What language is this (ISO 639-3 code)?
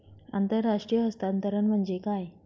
mar